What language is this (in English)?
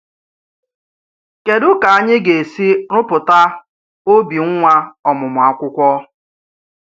Igbo